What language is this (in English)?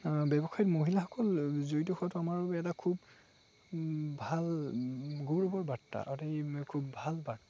Assamese